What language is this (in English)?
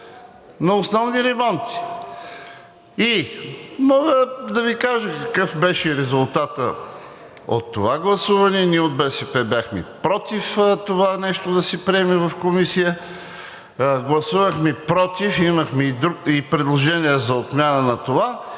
Bulgarian